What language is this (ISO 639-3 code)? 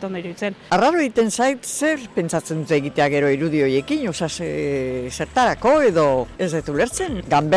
spa